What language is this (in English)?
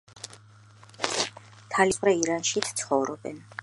Georgian